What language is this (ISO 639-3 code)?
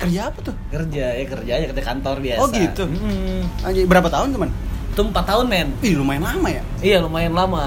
ind